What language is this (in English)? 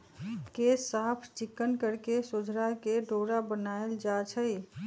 Magahi